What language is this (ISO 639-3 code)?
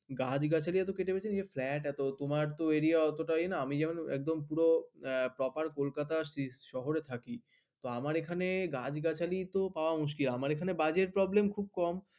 ben